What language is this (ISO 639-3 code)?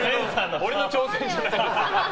jpn